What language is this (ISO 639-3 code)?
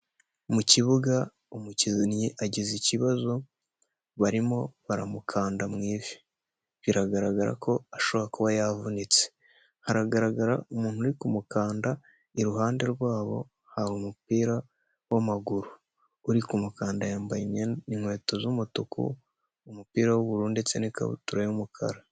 kin